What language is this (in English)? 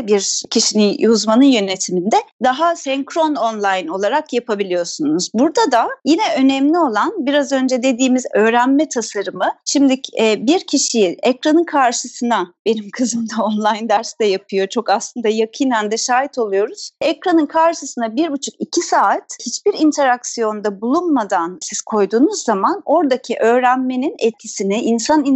Turkish